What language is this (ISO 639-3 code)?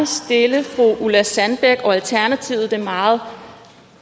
dan